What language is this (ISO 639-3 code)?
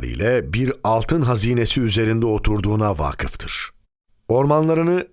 tur